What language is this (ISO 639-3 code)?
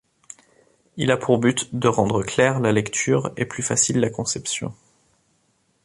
fra